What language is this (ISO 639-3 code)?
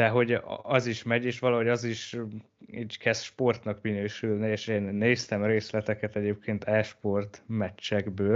hun